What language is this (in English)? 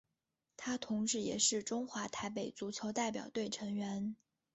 Chinese